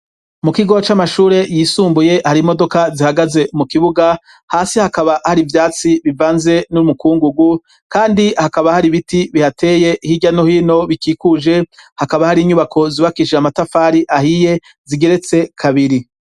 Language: Rundi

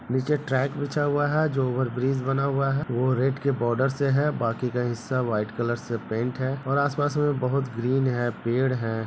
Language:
Hindi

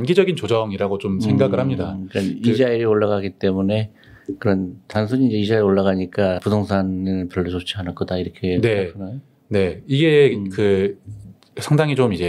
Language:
Korean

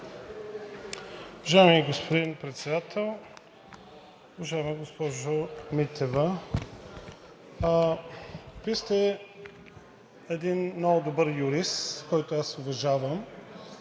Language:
Bulgarian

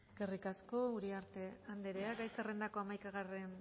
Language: Basque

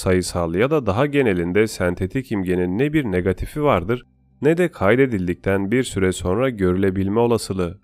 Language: Turkish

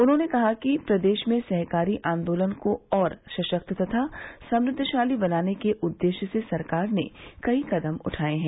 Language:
Hindi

